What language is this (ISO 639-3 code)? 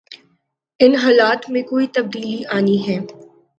urd